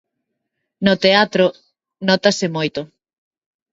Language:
Galician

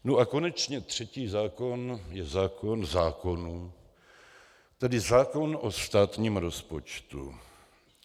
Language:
Czech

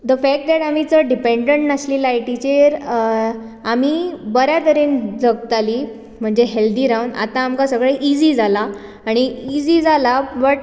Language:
Konkani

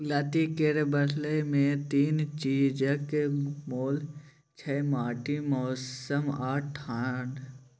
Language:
Maithili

